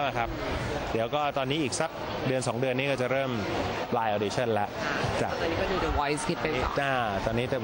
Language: Thai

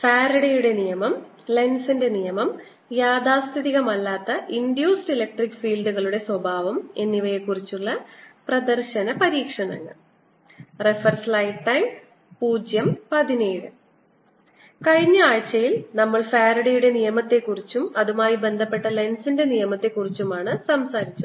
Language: Malayalam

